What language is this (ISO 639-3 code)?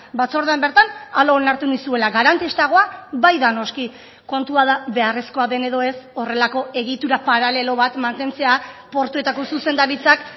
eus